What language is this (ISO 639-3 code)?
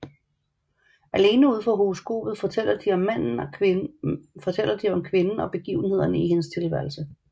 dan